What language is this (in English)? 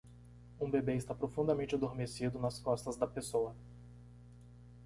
Portuguese